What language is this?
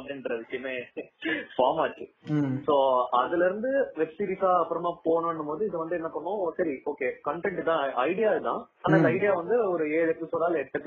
Tamil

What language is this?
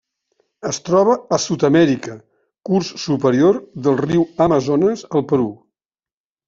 Catalan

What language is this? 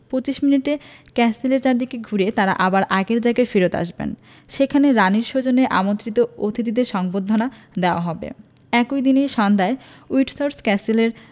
Bangla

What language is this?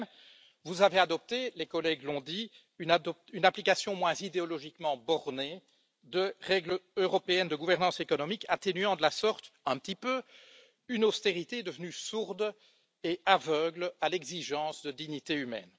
French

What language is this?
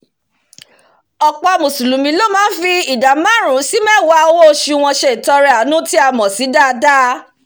Yoruba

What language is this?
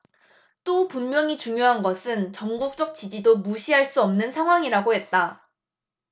Korean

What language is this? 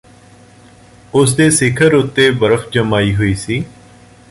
Punjabi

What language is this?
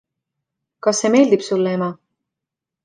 Estonian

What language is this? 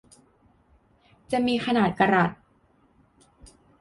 Thai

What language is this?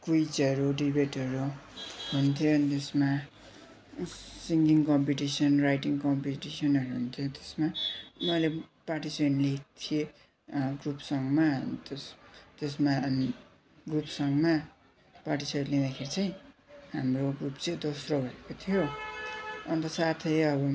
Nepali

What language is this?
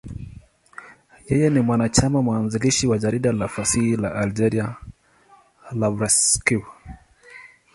Swahili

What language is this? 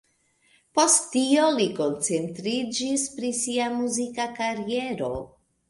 Esperanto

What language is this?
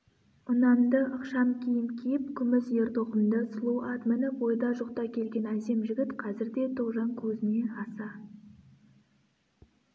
Kazakh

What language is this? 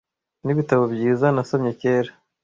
Kinyarwanda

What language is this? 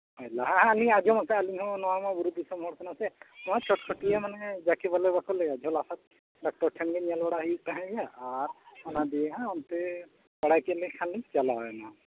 Santali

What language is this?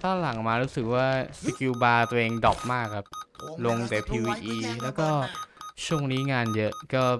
Thai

